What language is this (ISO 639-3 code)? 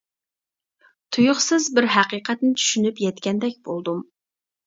uig